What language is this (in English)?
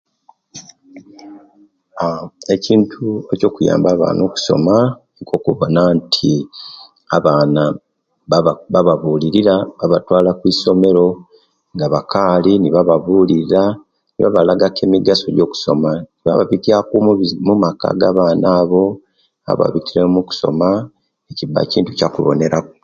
Kenyi